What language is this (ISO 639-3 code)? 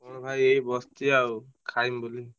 ori